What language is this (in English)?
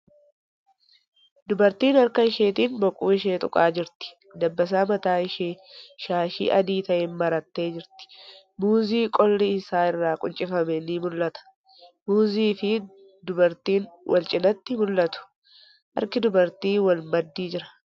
Oromo